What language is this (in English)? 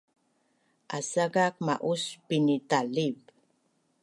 Bunun